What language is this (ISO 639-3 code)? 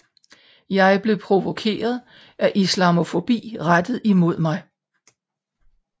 dan